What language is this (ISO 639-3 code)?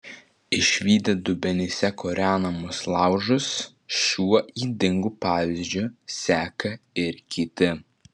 lit